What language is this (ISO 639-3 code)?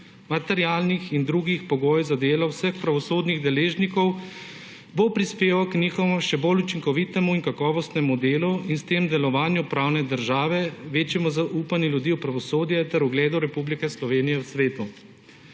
slv